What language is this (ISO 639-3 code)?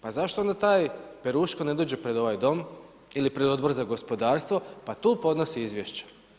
hrv